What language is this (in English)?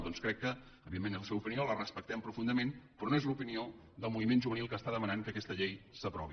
Catalan